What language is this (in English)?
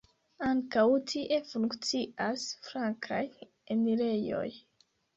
Esperanto